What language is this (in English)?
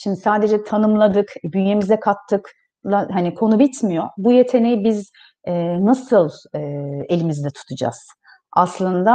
Turkish